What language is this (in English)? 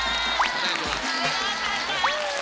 Japanese